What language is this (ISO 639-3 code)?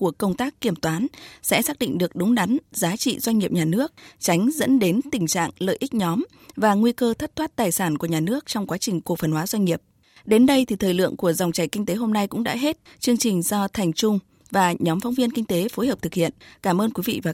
vie